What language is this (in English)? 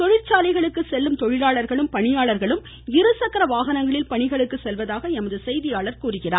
Tamil